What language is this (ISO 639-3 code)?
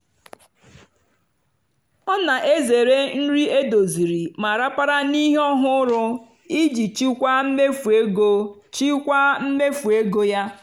ibo